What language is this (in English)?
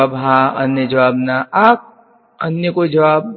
Gujarati